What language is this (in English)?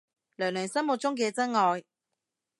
Cantonese